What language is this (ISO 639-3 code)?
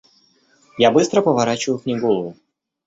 rus